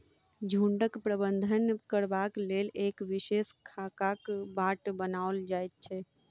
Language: Maithili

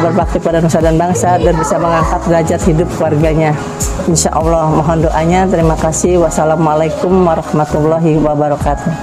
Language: Indonesian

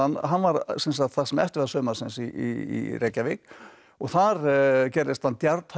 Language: Icelandic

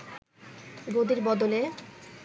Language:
Bangla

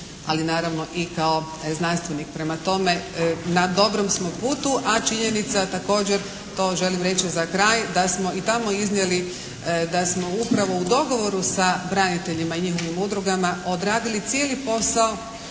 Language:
Croatian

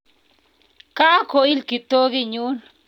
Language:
Kalenjin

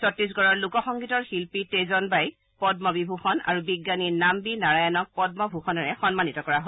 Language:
Assamese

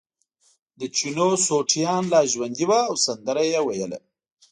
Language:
Pashto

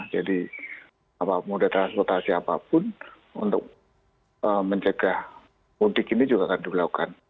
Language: Indonesian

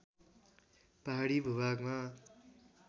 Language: Nepali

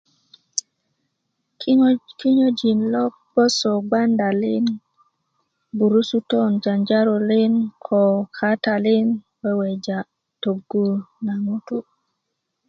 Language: Kuku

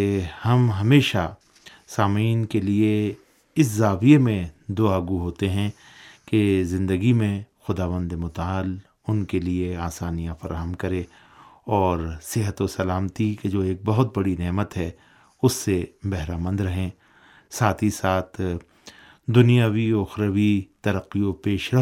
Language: Urdu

